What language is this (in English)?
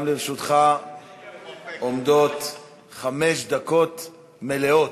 Hebrew